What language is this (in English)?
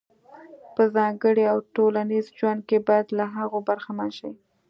Pashto